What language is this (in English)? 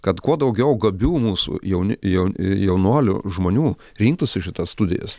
Lithuanian